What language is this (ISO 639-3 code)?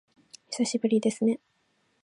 jpn